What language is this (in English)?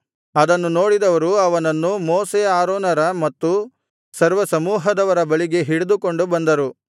Kannada